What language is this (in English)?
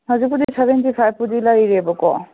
Manipuri